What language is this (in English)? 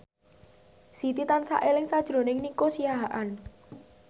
Javanese